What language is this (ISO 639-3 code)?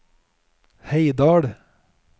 nor